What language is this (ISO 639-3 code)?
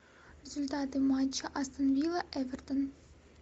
rus